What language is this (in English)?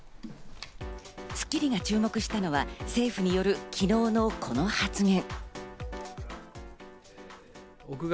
Japanese